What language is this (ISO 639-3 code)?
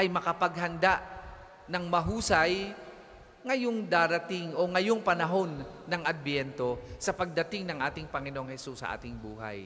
fil